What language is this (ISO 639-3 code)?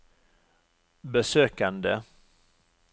nor